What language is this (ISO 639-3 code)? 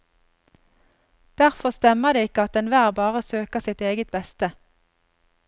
nor